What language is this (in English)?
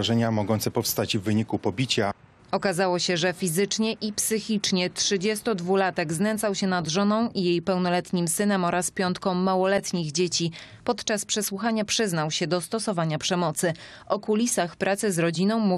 Polish